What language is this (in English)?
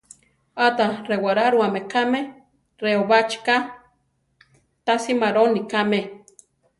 Central Tarahumara